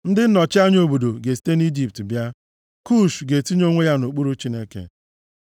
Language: Igbo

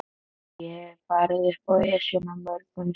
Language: Icelandic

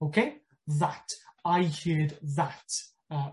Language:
Welsh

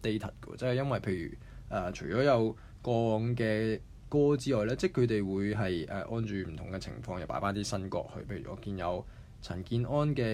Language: Chinese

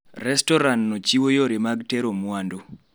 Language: Luo (Kenya and Tanzania)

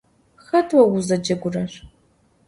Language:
Adyghe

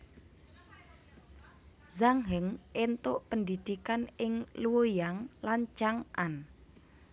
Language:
Javanese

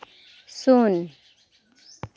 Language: Santali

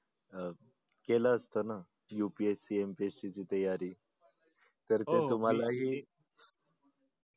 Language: Marathi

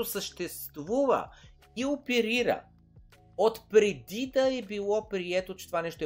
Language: Bulgarian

